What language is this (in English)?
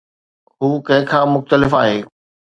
Sindhi